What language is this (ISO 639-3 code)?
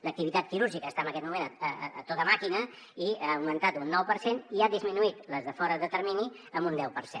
cat